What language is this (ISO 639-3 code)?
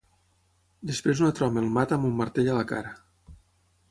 cat